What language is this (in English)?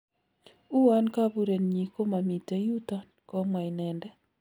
Kalenjin